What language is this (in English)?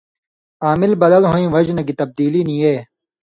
Indus Kohistani